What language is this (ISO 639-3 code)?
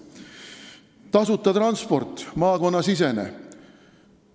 est